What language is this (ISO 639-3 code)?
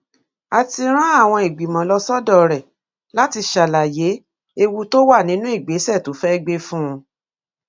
yor